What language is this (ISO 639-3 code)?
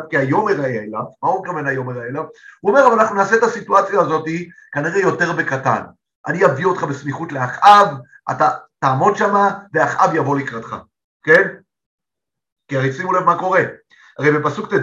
heb